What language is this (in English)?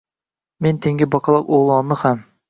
Uzbek